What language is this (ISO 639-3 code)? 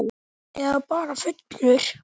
isl